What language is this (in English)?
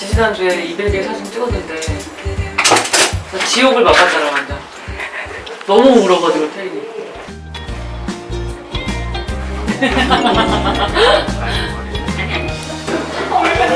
Korean